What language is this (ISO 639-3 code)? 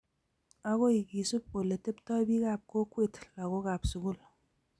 kln